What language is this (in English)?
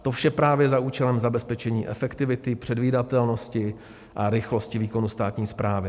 Czech